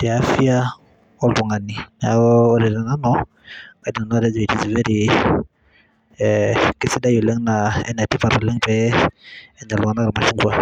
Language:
Masai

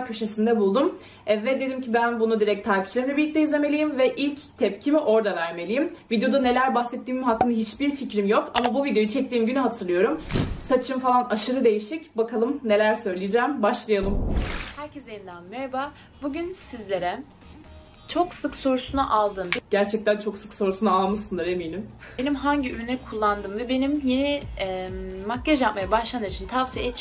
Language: Turkish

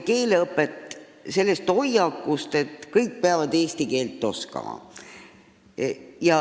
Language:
Estonian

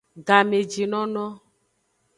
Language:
Aja (Benin)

